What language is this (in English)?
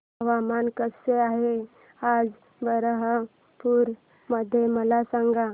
Marathi